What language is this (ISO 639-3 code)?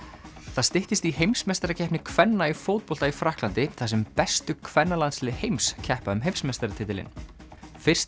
isl